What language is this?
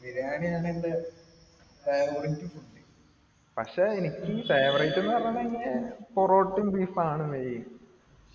Malayalam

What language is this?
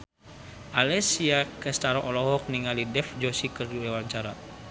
Sundanese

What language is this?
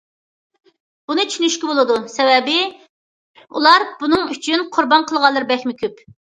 Uyghur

